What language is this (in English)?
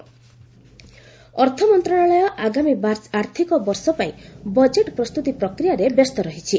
Odia